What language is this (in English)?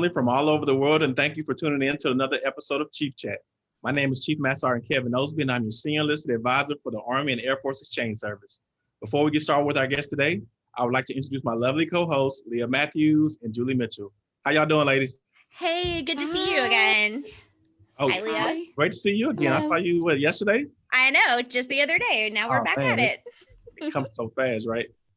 English